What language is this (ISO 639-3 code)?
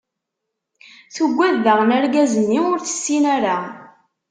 kab